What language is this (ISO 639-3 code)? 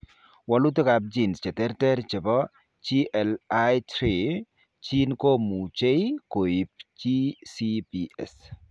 kln